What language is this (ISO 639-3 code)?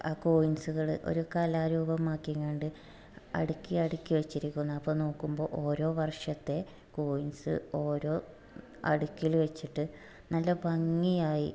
mal